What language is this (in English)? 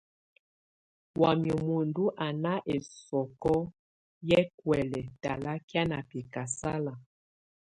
Tunen